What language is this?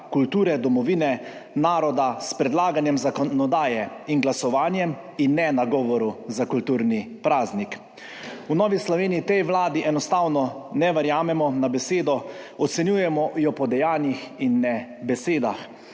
Slovenian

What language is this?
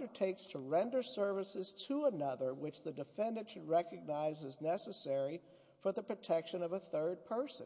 English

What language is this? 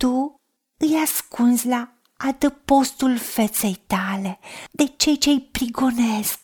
Romanian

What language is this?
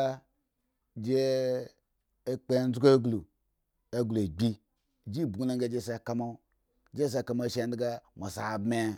Eggon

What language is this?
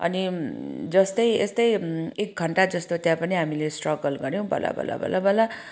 Nepali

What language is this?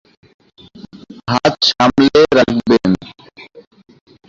Bangla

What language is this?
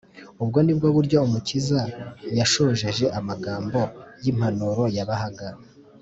Kinyarwanda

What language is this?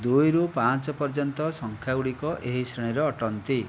Odia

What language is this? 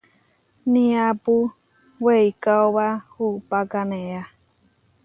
Huarijio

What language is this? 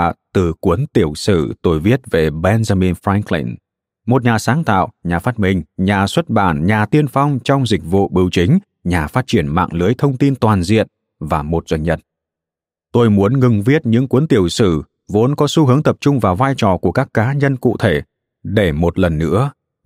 Vietnamese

